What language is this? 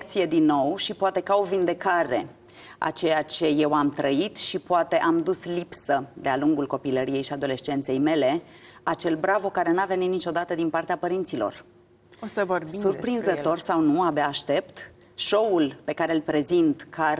Romanian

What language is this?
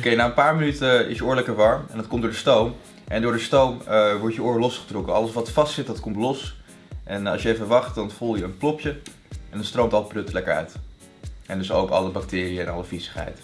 Dutch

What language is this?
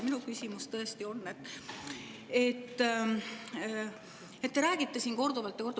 Estonian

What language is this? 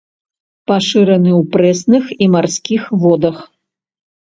Belarusian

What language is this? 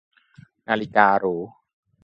Thai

